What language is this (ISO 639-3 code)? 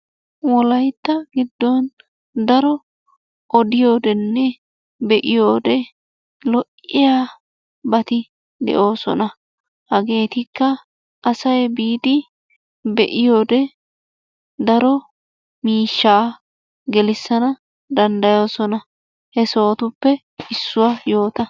wal